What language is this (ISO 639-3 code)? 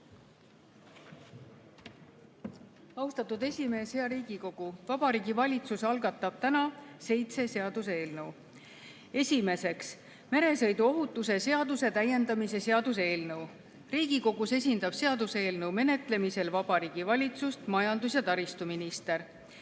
est